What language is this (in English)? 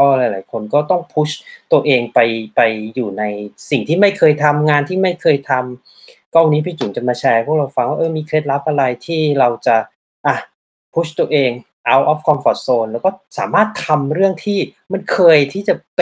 Thai